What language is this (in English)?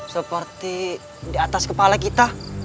Indonesian